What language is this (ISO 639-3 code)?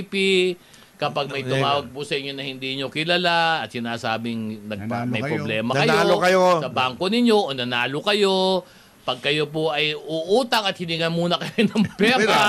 fil